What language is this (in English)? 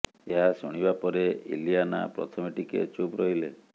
Odia